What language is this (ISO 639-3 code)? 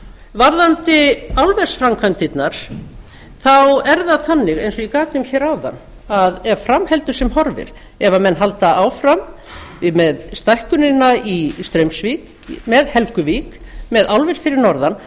isl